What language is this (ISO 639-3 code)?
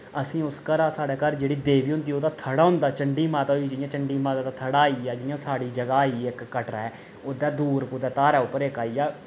doi